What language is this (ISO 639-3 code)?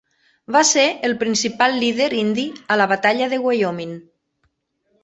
cat